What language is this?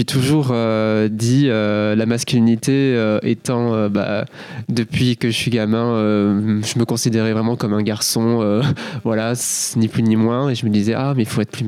French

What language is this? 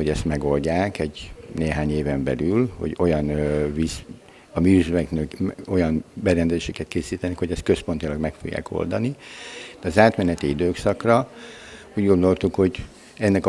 Hungarian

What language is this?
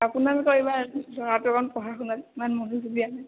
Assamese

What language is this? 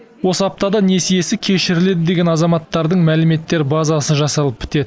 Kazakh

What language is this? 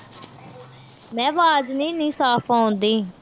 Punjabi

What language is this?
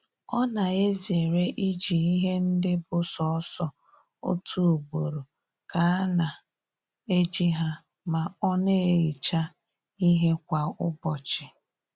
Igbo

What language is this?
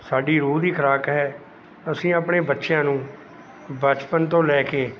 Punjabi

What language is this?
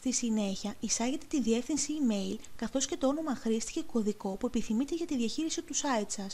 Greek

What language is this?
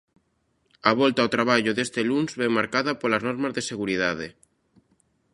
Galician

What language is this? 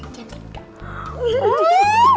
Indonesian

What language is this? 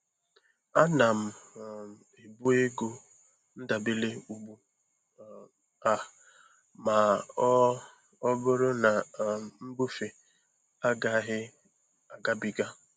Igbo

